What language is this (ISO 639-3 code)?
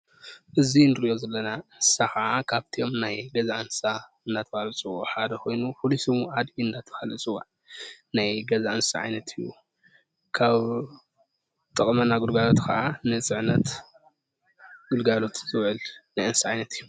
tir